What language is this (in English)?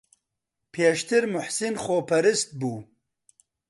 Central Kurdish